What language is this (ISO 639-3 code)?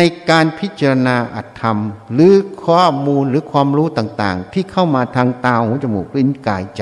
tha